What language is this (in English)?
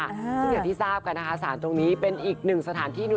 Thai